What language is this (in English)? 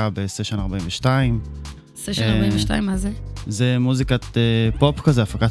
Hebrew